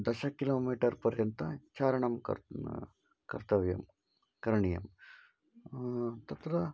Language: Sanskrit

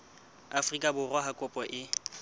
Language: Southern Sotho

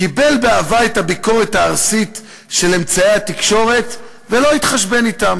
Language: Hebrew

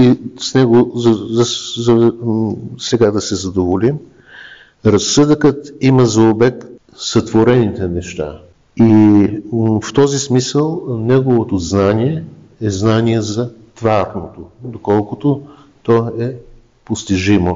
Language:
Bulgarian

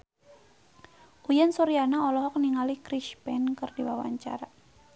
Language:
Sundanese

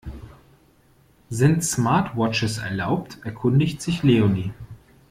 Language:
German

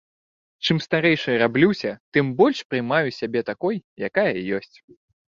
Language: Belarusian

